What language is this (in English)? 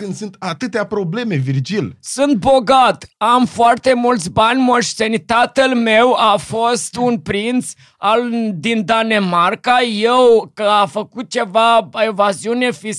Romanian